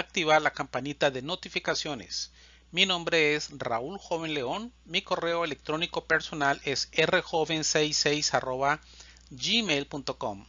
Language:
Spanish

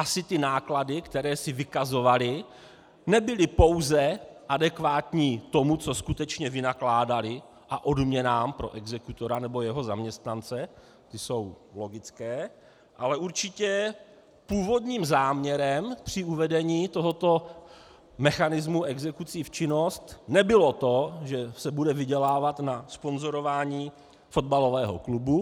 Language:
Czech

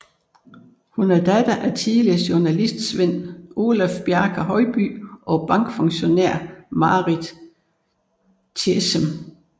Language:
Danish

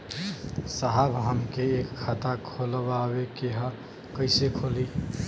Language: Bhojpuri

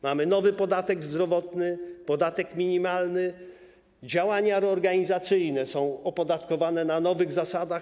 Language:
Polish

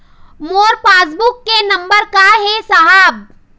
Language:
Chhattisgarhi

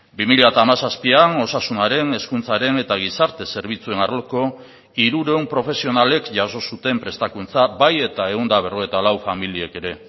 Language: Basque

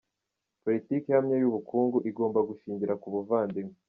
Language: Kinyarwanda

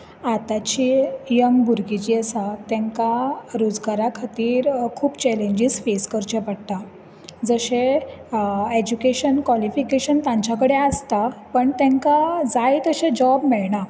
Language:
Konkani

